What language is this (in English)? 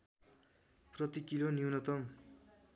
Nepali